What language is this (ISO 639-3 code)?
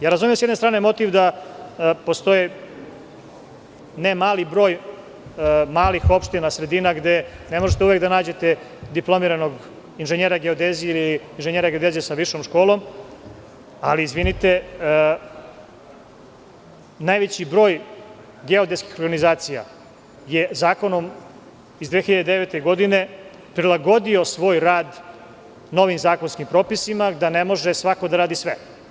srp